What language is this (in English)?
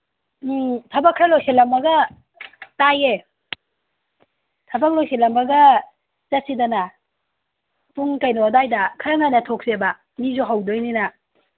Manipuri